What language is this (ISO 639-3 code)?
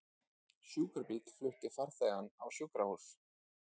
isl